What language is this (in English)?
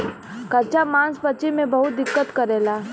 Bhojpuri